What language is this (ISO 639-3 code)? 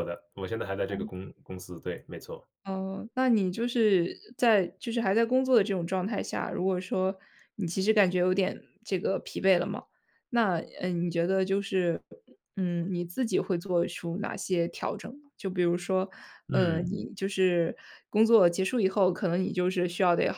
zho